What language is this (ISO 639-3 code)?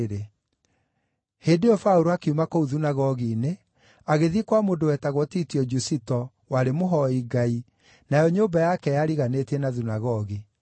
kik